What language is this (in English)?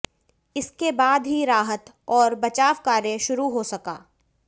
Hindi